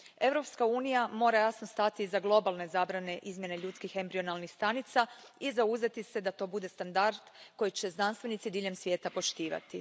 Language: Croatian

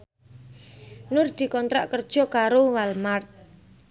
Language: Javanese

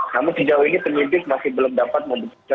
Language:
Indonesian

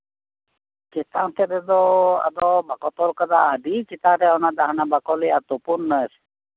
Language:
Santali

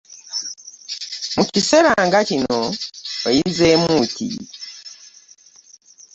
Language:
Ganda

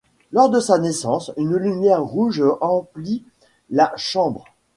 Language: French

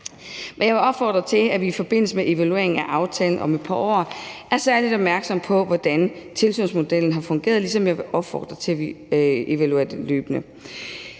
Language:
Danish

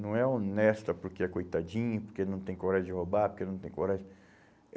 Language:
Portuguese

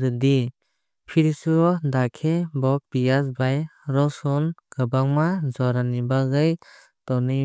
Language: Kok Borok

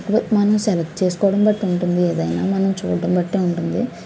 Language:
Telugu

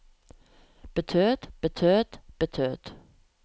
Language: Norwegian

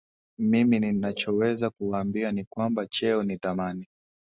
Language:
Swahili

